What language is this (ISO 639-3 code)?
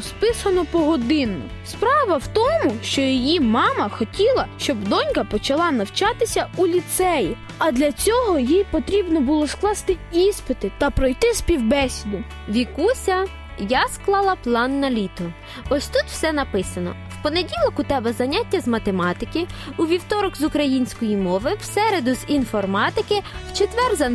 ukr